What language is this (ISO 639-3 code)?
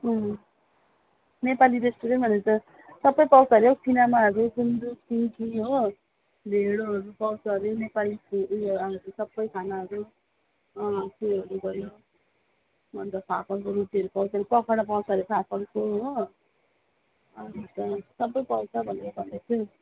nep